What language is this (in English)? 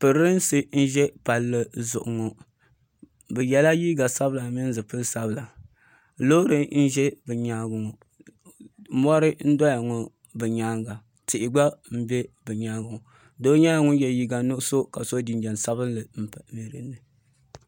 Dagbani